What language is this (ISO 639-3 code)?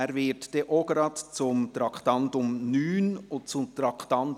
gsw